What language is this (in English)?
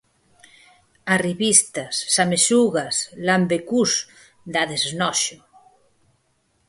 Galician